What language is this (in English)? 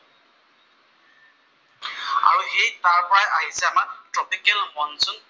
Assamese